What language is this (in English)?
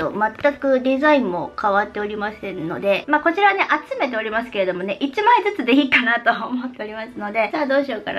Japanese